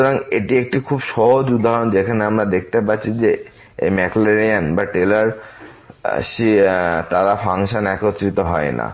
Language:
Bangla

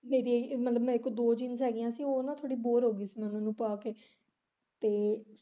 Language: Punjabi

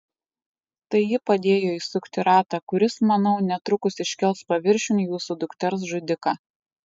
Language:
Lithuanian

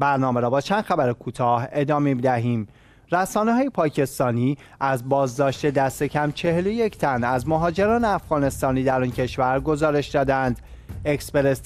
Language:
Persian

